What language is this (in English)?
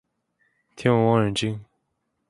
Chinese